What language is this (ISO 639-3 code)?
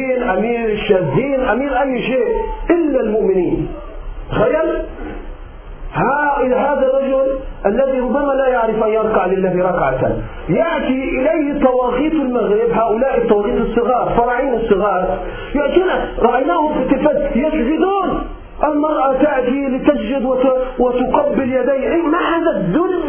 ara